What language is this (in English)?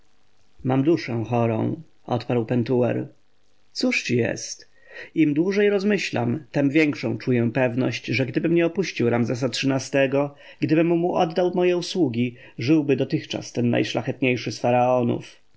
Polish